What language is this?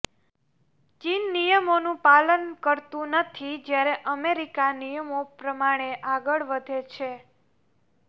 Gujarati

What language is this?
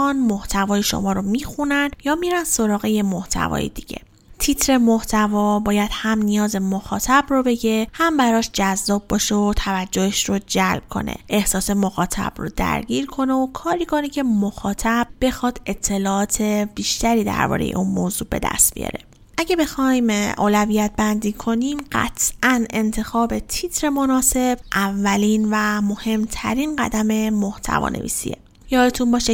Persian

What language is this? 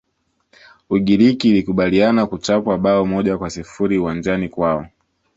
Swahili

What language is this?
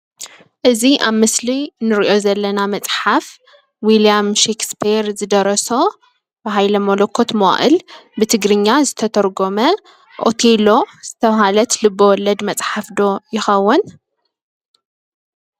Tigrinya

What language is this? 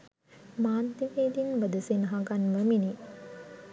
Sinhala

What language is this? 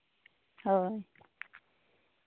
Santali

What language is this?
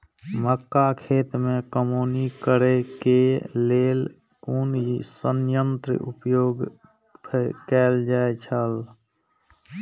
Maithili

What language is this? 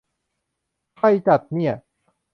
Thai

